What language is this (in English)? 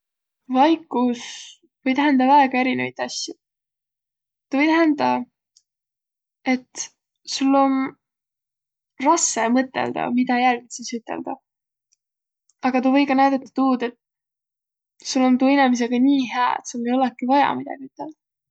Võro